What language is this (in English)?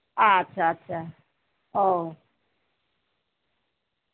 Santali